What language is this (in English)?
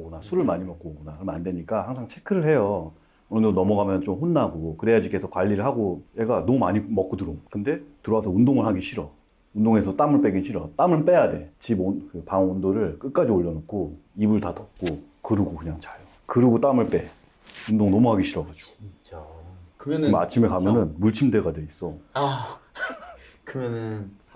Korean